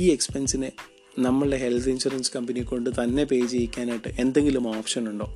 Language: Malayalam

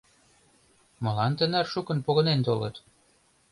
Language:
Mari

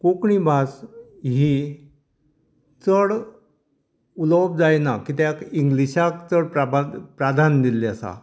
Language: Konkani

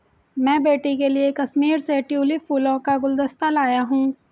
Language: Hindi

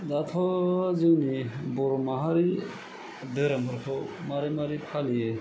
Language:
Bodo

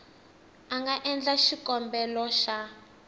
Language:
Tsonga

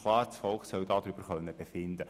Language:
Swiss German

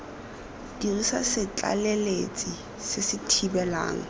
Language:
Tswana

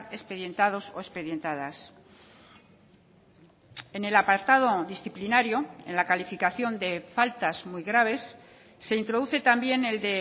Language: Spanish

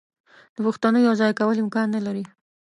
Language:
Pashto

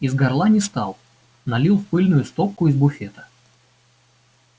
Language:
Russian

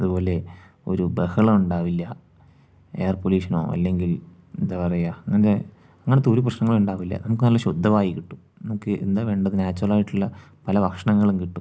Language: Malayalam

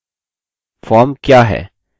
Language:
Hindi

